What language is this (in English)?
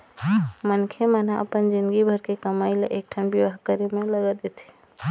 Chhattisgarhi